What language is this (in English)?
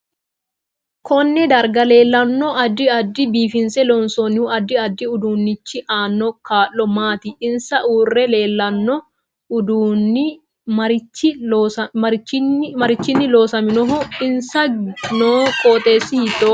Sidamo